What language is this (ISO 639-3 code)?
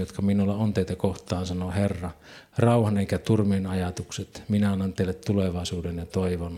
fin